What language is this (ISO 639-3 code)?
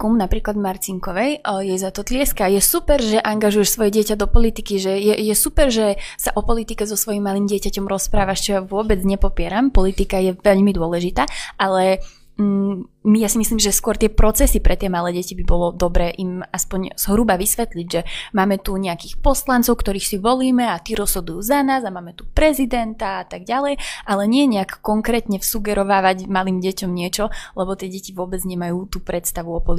slk